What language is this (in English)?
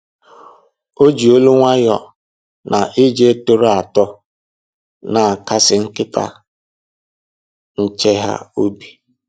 Igbo